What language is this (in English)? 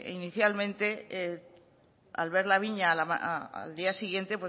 Spanish